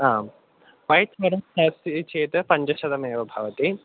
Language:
Sanskrit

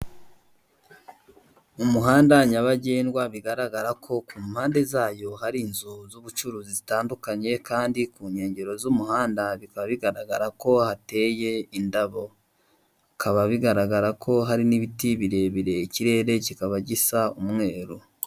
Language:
Kinyarwanda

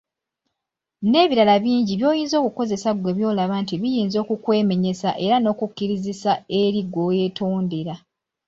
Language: Ganda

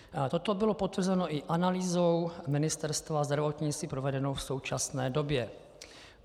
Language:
Czech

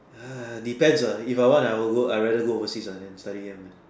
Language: English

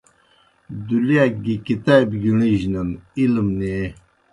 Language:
Kohistani Shina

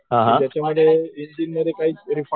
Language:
Marathi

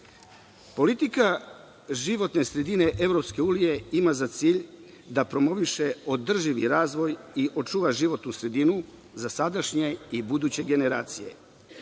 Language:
Serbian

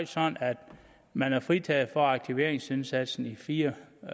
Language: Danish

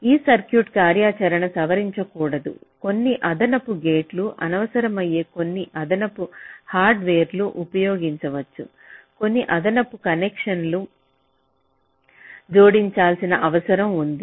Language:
Telugu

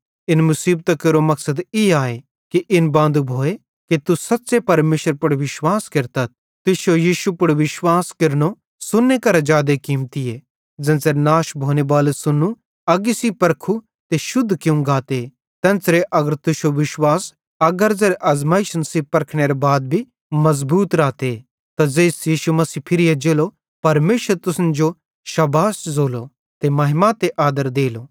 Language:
Bhadrawahi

